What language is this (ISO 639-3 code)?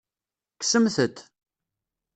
kab